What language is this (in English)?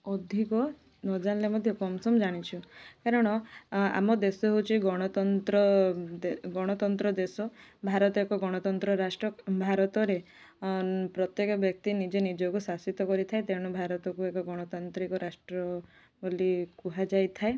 Odia